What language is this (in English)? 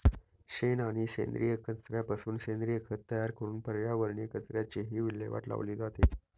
Marathi